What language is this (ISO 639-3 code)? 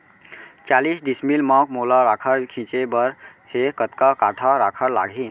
hne